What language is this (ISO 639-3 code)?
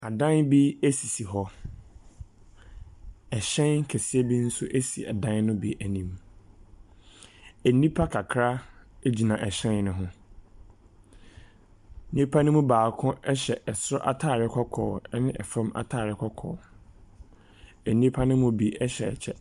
aka